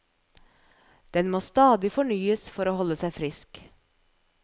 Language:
Norwegian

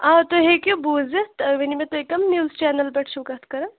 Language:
Kashmiri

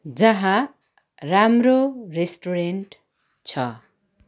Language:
Nepali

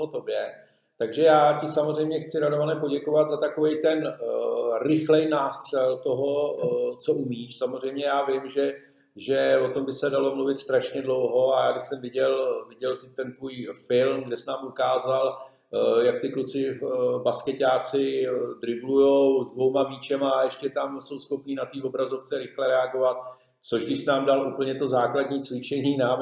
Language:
Czech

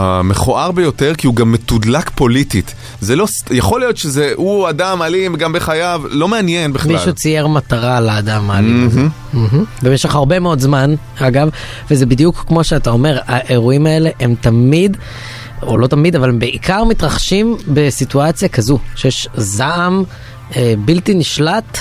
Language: Hebrew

